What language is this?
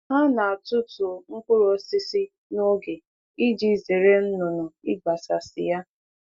Igbo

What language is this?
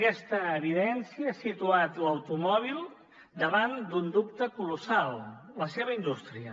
Catalan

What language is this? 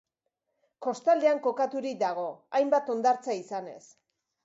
Basque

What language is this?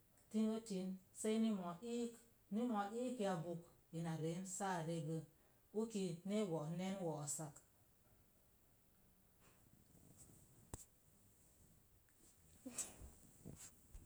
Mom Jango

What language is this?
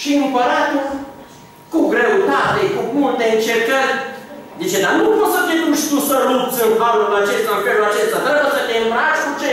Romanian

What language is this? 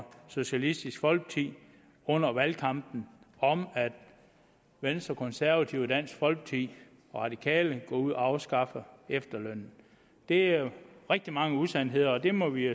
Danish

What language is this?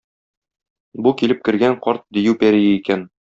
Tatar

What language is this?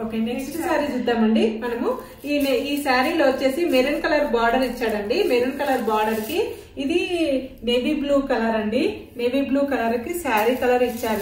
Hindi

